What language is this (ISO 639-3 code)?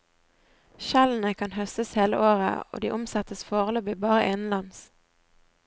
nor